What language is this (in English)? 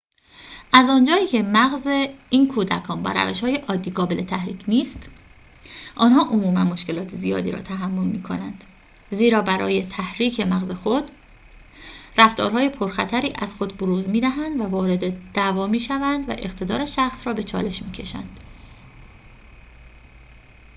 Persian